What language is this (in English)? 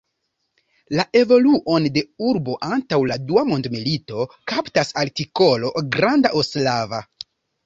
Esperanto